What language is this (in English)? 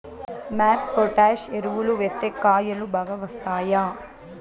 Telugu